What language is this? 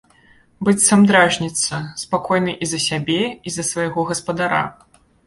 Belarusian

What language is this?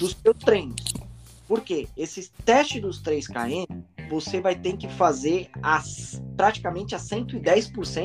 Portuguese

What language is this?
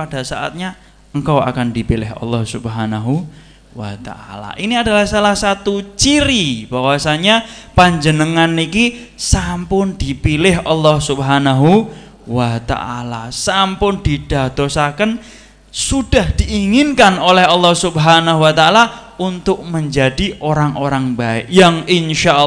Indonesian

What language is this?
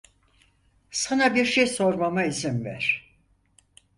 Turkish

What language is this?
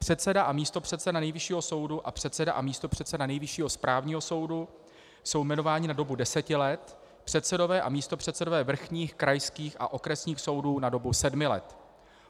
Czech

